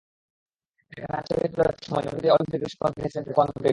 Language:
Bangla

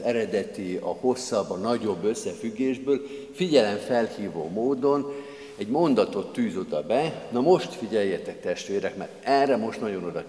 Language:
Hungarian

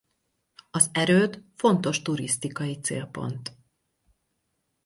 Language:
Hungarian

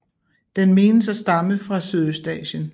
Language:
Danish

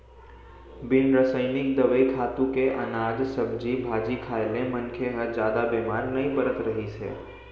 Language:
Chhattisgarhi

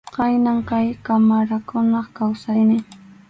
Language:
Arequipa-La Unión Quechua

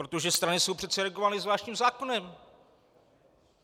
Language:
Czech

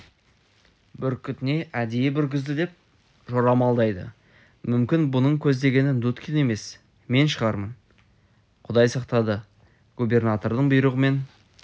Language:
Kazakh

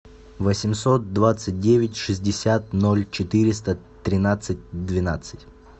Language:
Russian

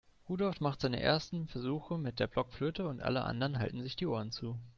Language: German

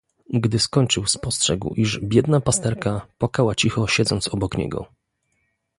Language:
Polish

